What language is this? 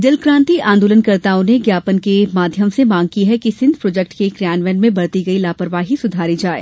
Hindi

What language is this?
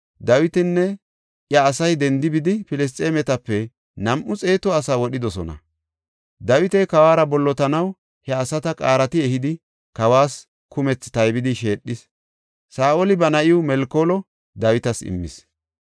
Gofa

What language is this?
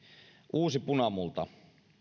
Finnish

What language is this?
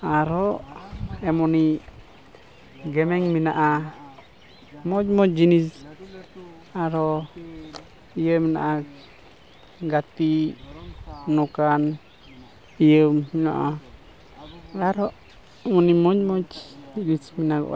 Santali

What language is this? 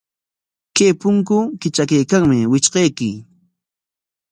Corongo Ancash Quechua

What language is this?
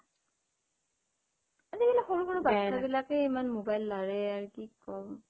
Assamese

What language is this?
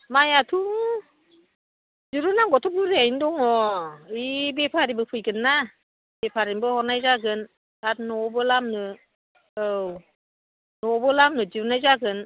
Bodo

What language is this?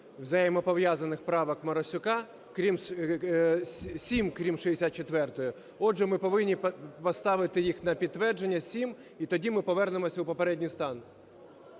Ukrainian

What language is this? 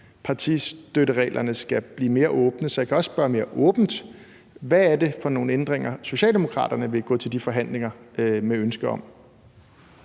Danish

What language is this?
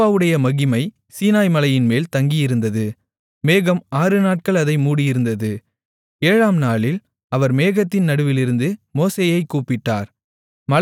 Tamil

